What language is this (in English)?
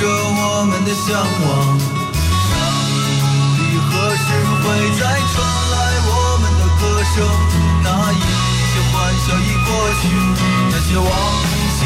Chinese